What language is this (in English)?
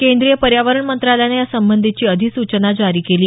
Marathi